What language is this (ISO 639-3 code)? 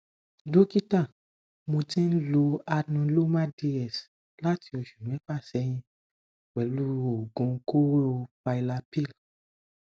yor